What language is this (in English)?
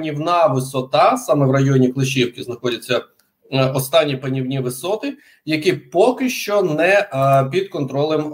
Ukrainian